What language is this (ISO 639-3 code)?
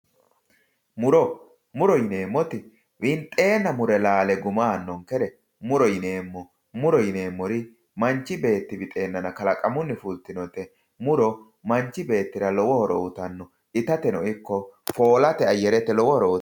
sid